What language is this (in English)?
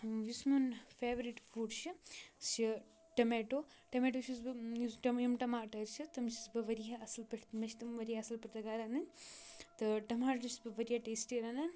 Kashmiri